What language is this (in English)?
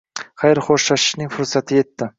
Uzbek